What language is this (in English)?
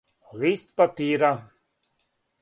Serbian